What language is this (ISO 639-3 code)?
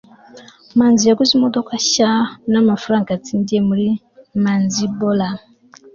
kin